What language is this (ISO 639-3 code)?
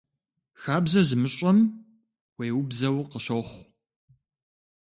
kbd